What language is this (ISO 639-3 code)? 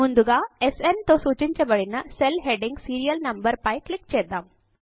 tel